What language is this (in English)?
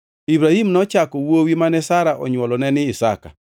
Luo (Kenya and Tanzania)